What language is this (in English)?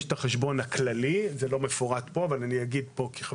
Hebrew